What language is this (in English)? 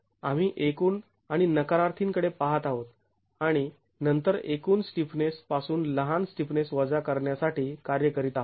Marathi